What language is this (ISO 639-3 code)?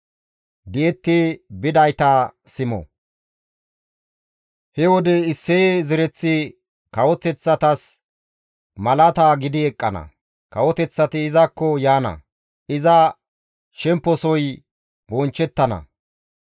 gmv